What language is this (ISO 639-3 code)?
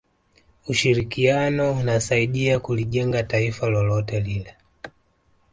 swa